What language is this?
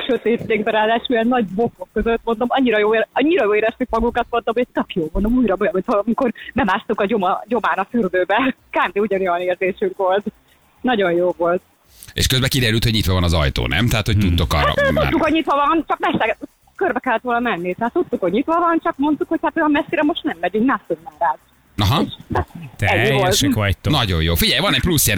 Hungarian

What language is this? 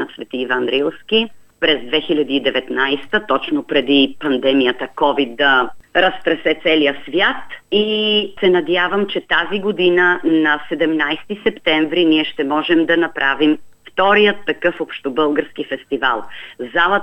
Bulgarian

